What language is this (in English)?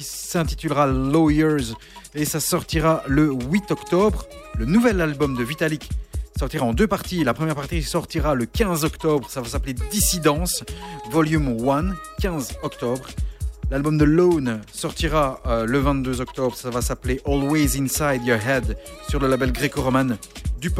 French